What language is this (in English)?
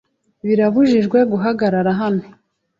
Kinyarwanda